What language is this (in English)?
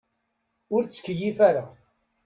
Kabyle